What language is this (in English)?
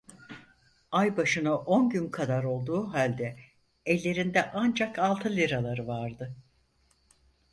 Turkish